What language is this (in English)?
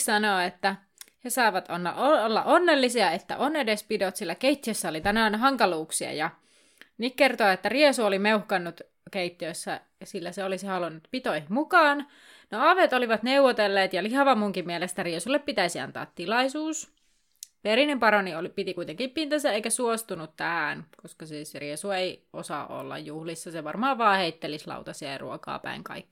Finnish